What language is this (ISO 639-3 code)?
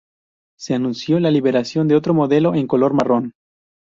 spa